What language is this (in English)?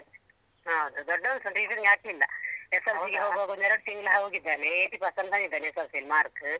Kannada